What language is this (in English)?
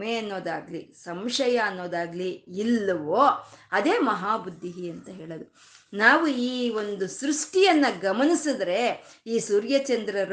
Kannada